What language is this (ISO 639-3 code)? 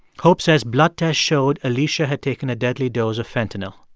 eng